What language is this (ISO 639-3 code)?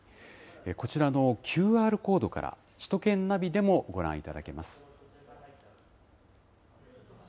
jpn